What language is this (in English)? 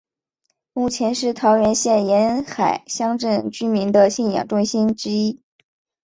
Chinese